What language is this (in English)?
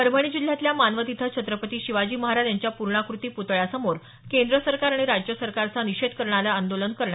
Marathi